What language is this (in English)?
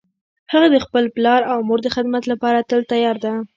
Pashto